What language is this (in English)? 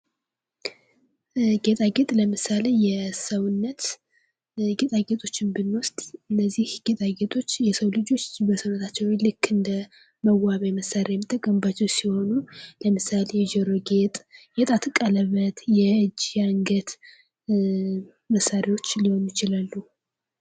Amharic